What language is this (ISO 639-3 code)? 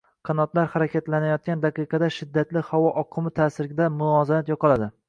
uzb